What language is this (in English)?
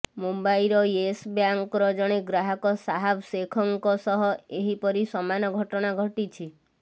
Odia